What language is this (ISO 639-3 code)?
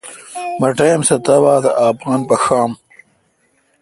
xka